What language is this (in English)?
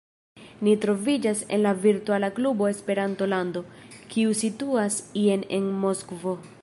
Esperanto